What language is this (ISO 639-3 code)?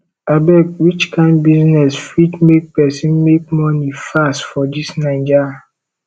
pcm